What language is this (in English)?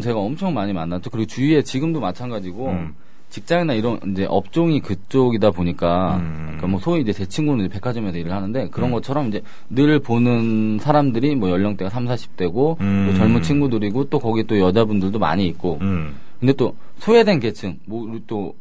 Korean